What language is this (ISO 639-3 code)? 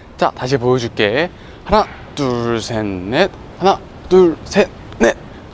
kor